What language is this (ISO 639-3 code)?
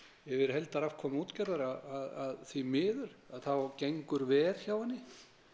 isl